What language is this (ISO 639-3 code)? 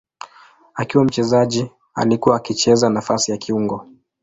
swa